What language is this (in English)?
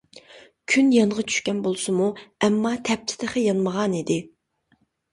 Uyghur